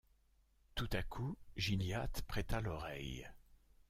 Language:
French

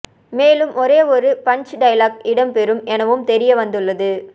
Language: Tamil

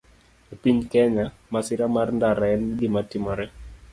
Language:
Luo (Kenya and Tanzania)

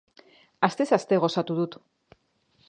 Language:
Basque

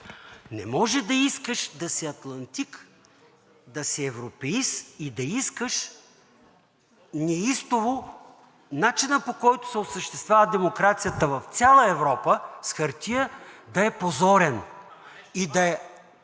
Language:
Bulgarian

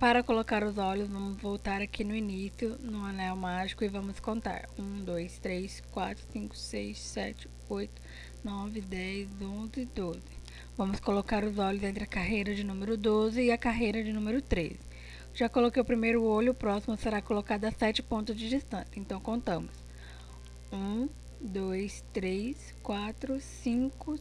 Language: Portuguese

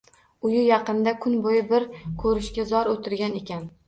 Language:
Uzbek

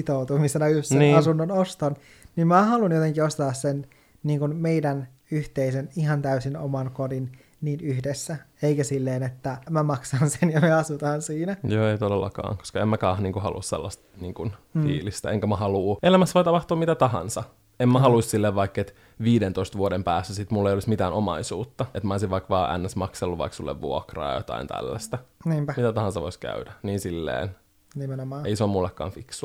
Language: Finnish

